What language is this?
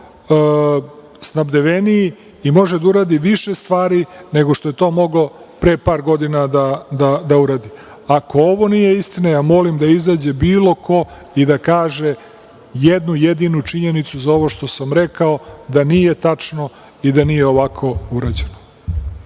Serbian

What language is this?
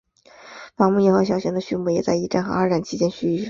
Chinese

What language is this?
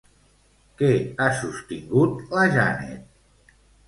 Catalan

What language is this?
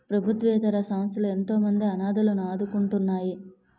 Telugu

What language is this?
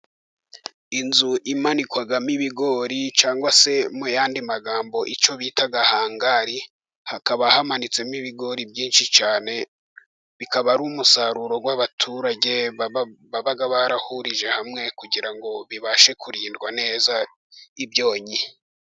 Kinyarwanda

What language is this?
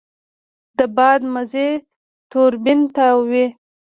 Pashto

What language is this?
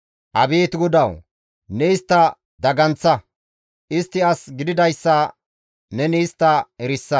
Gamo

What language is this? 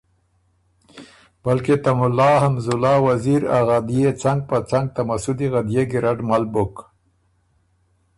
Ormuri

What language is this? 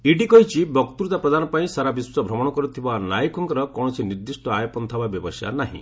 Odia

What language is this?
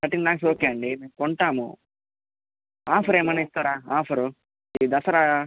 Telugu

